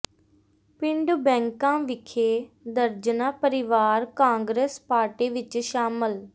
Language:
Punjabi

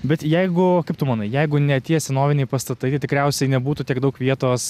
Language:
Lithuanian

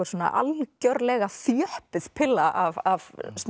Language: Icelandic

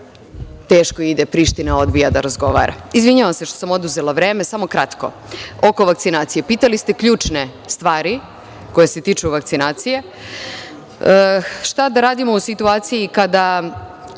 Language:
Serbian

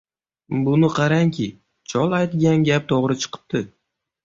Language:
Uzbek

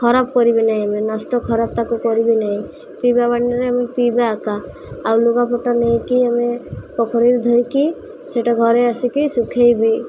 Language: Odia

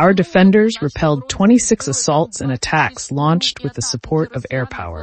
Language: English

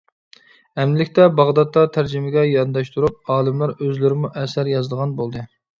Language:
Uyghur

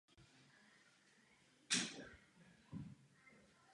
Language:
Czech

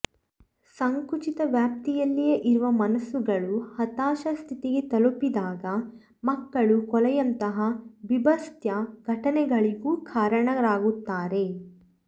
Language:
Kannada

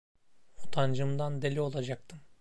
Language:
Turkish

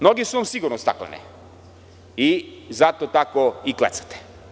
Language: Serbian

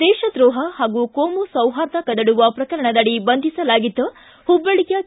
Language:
Kannada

